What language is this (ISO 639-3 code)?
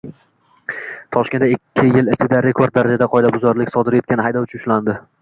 uzb